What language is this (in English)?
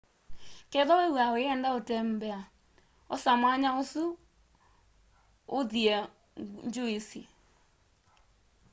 Kamba